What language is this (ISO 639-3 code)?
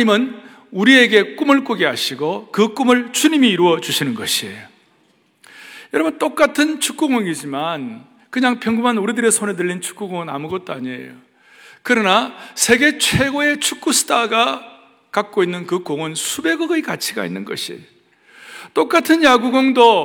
kor